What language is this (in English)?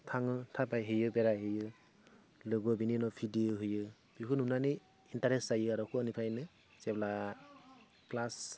Bodo